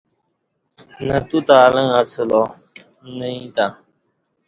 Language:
Kati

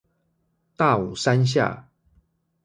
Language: Chinese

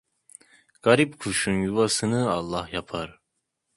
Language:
Turkish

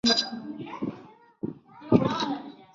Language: Chinese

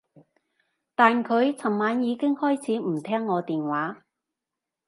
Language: Cantonese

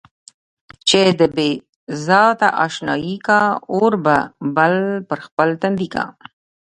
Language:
Pashto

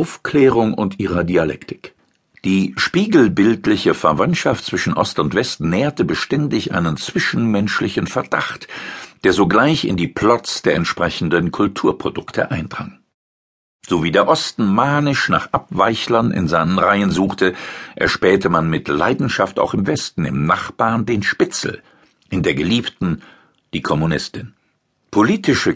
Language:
German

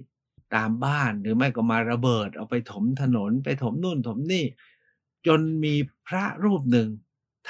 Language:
Thai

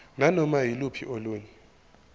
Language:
Zulu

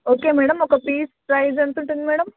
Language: Telugu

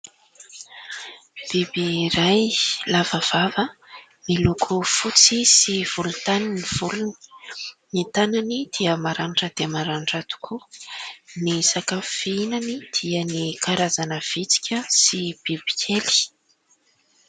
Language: Malagasy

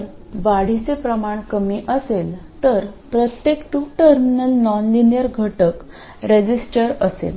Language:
Marathi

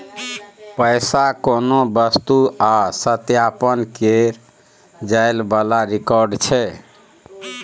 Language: Maithili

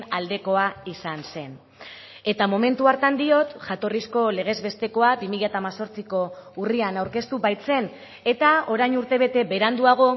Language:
Basque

